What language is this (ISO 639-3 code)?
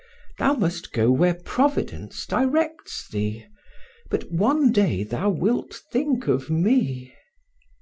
eng